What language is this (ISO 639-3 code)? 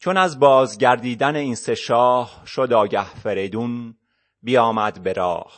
fas